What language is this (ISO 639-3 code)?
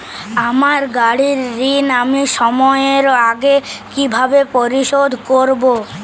ben